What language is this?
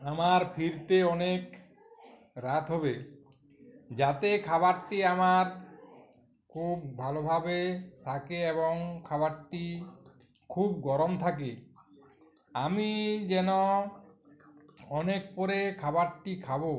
Bangla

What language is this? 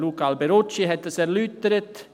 Swiss German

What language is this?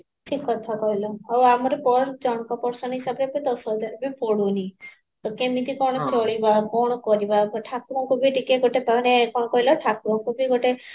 Odia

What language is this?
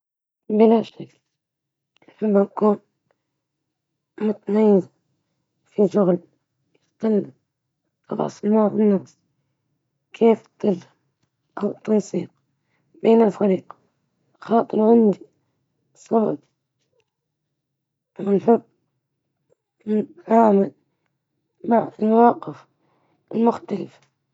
Libyan Arabic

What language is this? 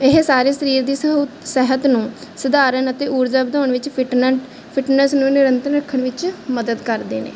Punjabi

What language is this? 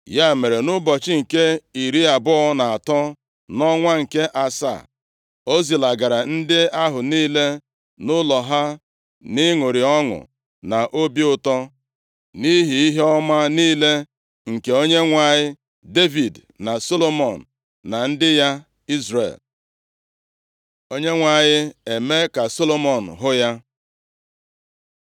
Igbo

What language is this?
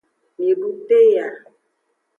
Aja (Benin)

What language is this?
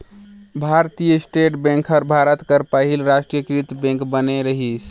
Chhattisgarhi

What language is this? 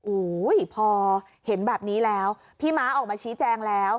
Thai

